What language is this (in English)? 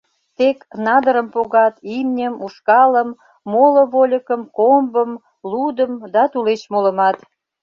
Mari